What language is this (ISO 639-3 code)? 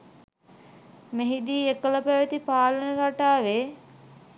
sin